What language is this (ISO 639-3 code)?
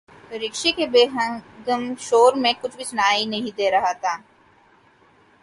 urd